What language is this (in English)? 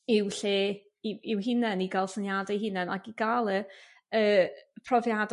Welsh